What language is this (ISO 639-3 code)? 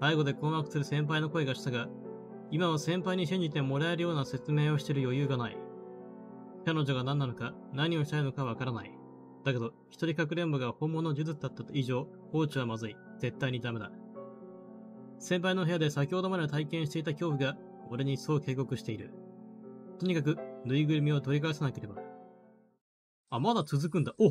jpn